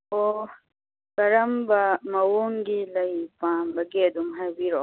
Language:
Manipuri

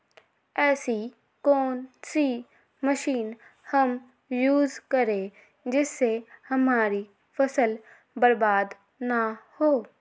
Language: Magahi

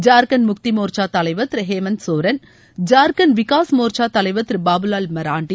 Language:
Tamil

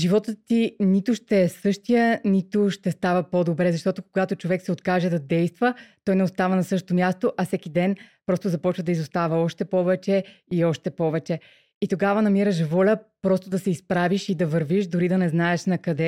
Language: Bulgarian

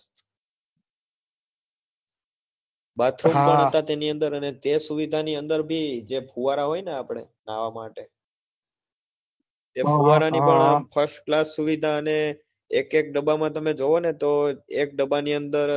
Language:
Gujarati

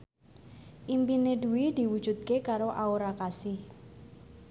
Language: Javanese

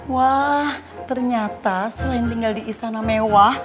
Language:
Indonesian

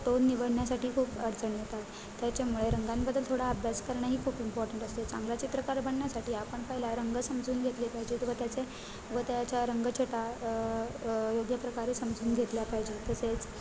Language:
Marathi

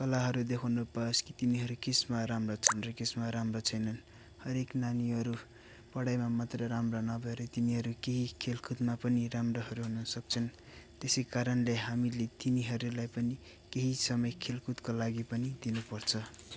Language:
Nepali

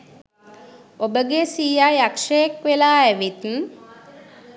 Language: Sinhala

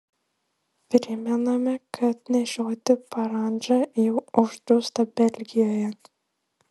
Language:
Lithuanian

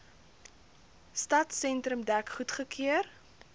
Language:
Afrikaans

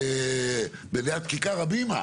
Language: Hebrew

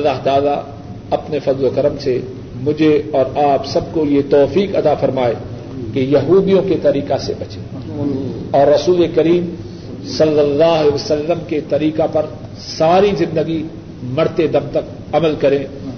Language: Urdu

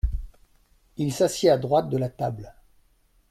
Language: French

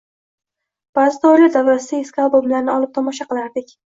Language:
Uzbek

